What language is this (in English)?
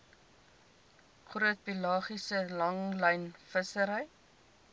Afrikaans